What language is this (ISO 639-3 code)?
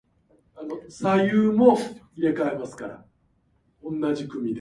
jpn